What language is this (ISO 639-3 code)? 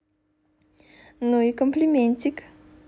rus